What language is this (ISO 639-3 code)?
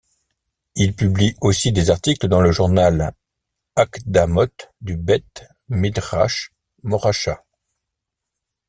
fra